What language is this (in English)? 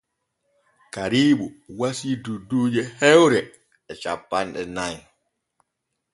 Borgu Fulfulde